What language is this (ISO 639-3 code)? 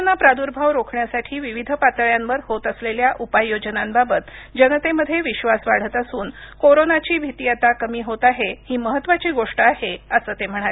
mar